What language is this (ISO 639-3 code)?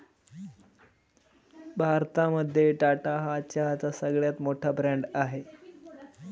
mar